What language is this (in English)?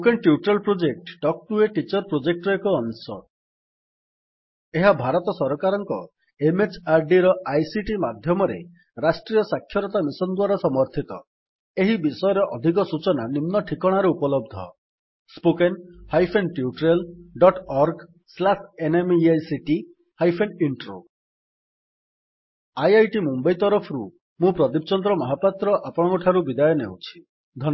Odia